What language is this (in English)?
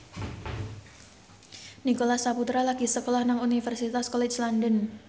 Javanese